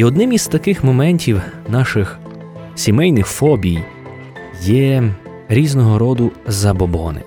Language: Ukrainian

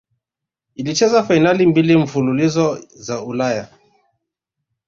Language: Swahili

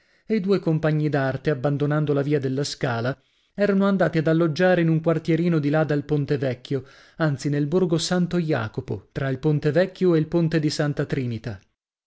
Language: Italian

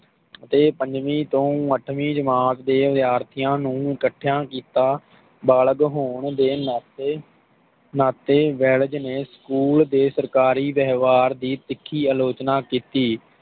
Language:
Punjabi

